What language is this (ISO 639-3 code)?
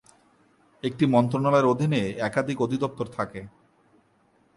ben